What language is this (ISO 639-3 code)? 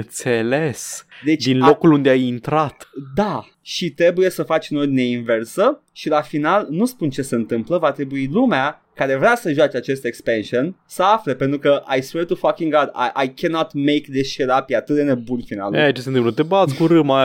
ron